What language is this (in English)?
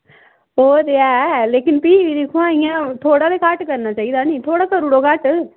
Dogri